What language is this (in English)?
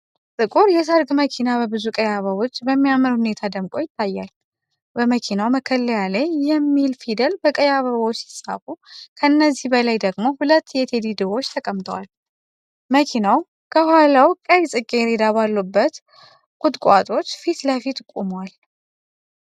Amharic